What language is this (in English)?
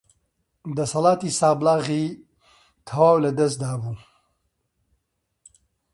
Central Kurdish